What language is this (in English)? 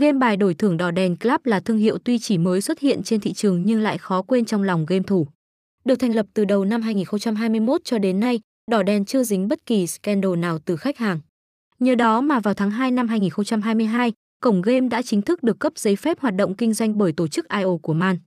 Vietnamese